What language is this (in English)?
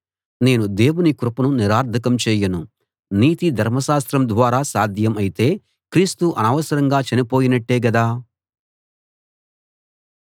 Telugu